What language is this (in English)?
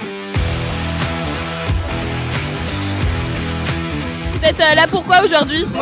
French